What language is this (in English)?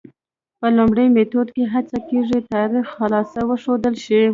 Pashto